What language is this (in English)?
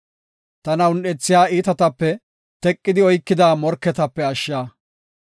Gofa